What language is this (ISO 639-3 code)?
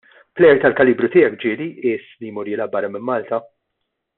mlt